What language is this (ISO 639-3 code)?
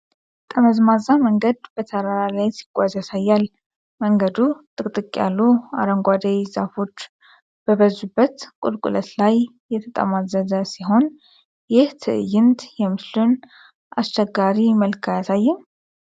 amh